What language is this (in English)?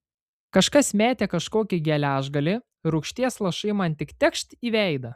Lithuanian